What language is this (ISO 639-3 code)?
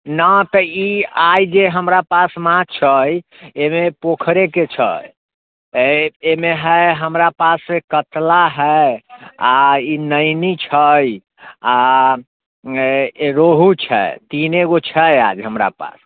mai